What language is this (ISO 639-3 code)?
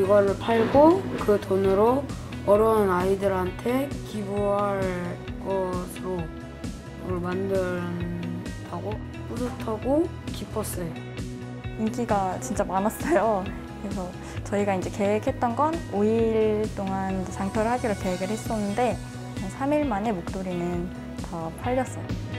kor